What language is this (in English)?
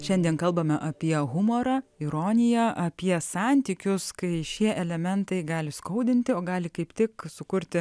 Lithuanian